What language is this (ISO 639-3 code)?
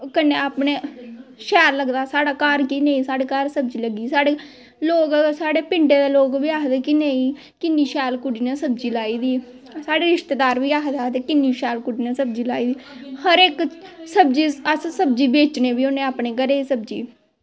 doi